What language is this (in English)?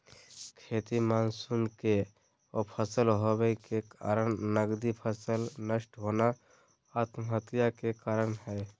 Magahi